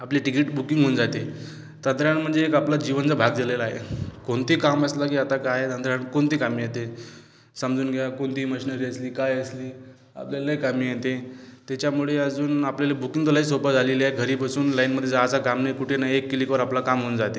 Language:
Marathi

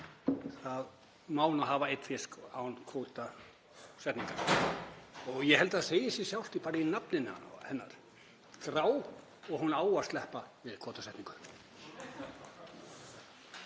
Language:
Icelandic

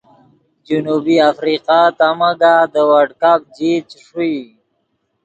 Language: Yidgha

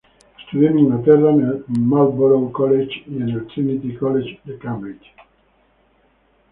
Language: Spanish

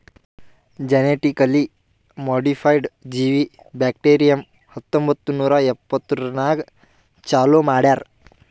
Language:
Kannada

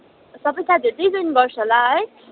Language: Nepali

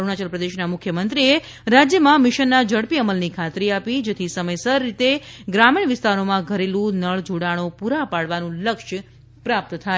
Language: Gujarati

